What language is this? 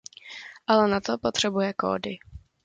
Czech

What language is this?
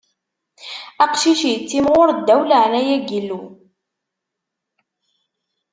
Kabyle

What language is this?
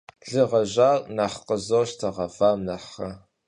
Kabardian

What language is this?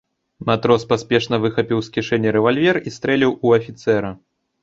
Belarusian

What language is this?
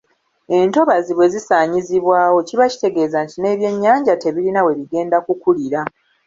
Ganda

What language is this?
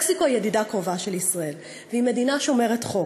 Hebrew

